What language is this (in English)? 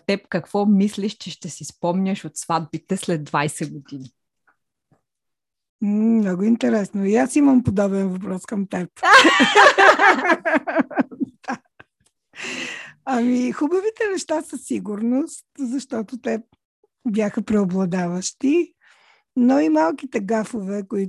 Bulgarian